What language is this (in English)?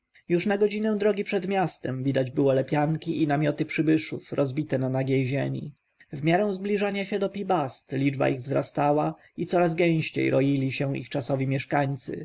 Polish